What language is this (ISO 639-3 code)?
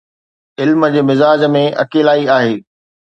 snd